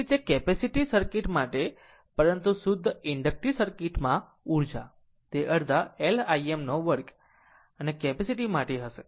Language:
Gujarati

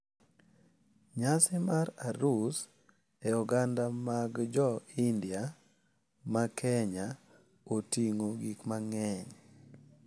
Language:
Luo (Kenya and Tanzania)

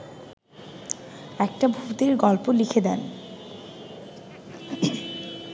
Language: Bangla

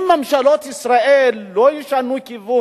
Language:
Hebrew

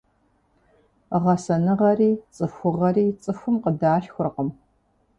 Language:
Kabardian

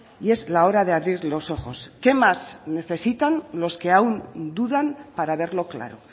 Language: Spanish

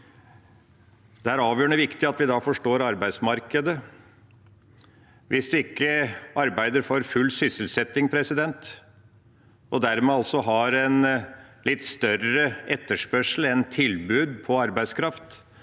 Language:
Norwegian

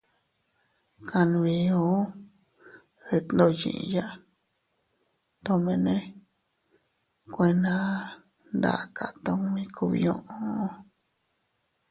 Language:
Teutila Cuicatec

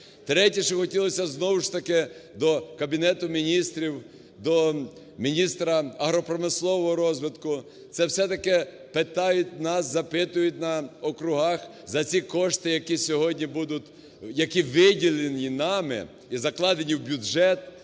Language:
Ukrainian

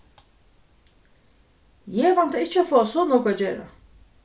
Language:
Faroese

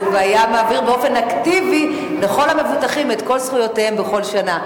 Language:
Hebrew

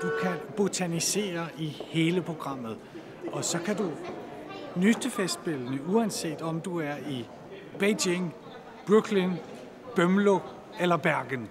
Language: Danish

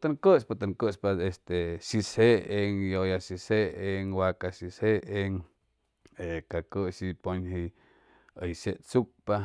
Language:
Chimalapa Zoque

